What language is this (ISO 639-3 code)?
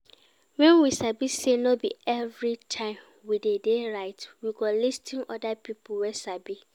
pcm